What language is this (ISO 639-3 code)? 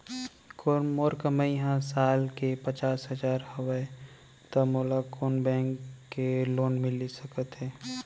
hne